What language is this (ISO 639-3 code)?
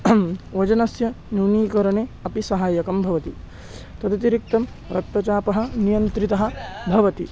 san